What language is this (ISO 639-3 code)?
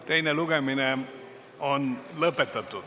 est